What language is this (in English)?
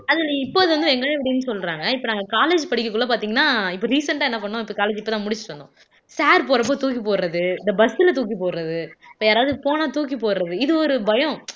Tamil